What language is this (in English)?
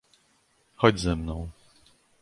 Polish